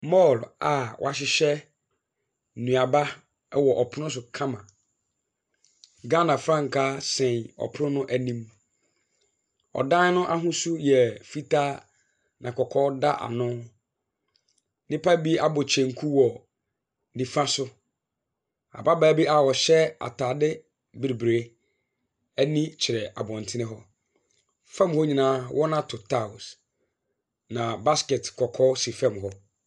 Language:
Akan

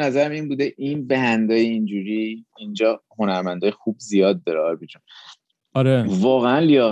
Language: Persian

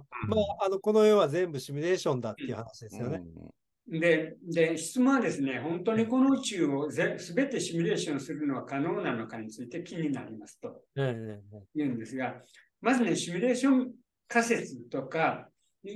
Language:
Japanese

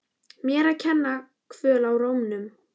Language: Icelandic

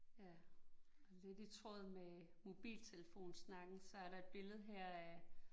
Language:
Danish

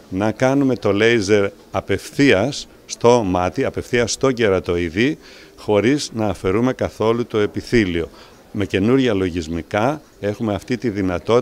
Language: Greek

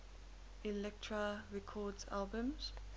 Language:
English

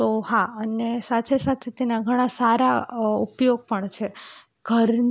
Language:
Gujarati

